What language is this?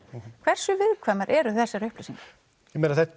Icelandic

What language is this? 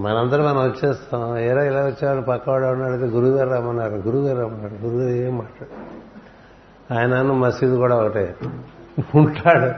Telugu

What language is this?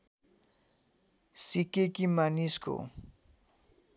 Nepali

